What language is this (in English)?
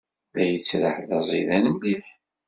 Kabyle